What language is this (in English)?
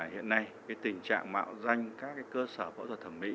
Vietnamese